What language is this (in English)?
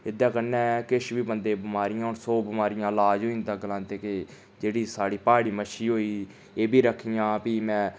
Dogri